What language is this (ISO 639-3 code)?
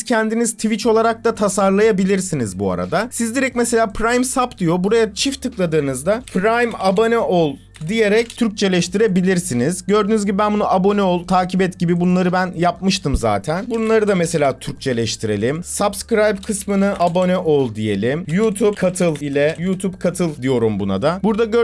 tur